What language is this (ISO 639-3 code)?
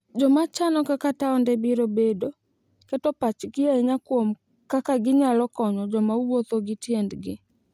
luo